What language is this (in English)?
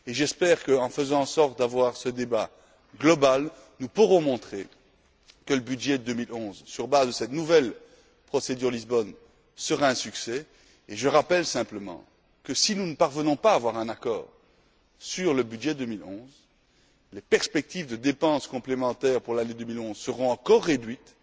French